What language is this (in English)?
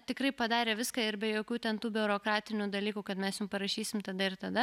Lithuanian